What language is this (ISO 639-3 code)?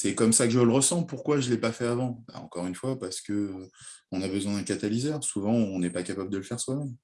fra